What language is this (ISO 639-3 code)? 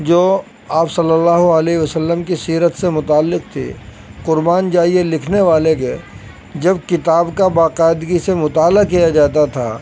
urd